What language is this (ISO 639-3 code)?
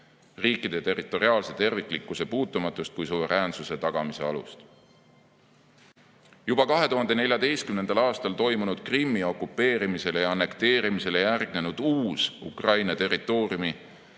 est